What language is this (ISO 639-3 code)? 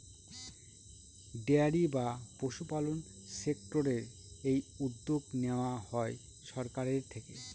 ben